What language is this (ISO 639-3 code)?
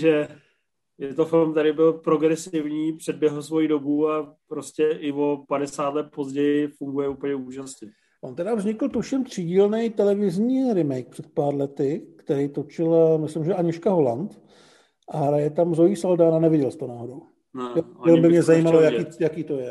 ces